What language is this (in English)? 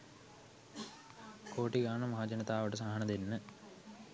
Sinhala